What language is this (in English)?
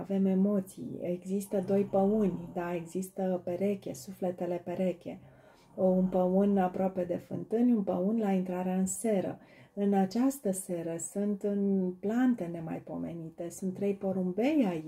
Romanian